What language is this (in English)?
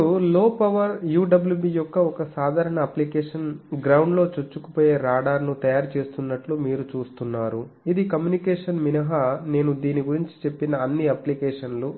Telugu